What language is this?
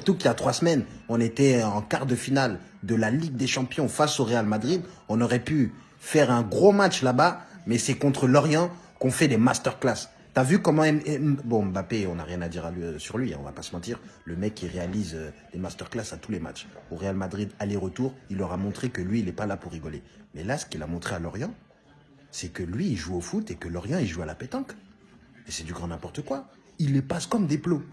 French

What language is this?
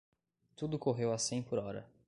Portuguese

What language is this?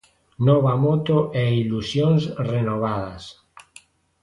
Galician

